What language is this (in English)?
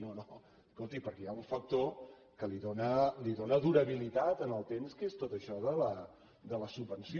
Catalan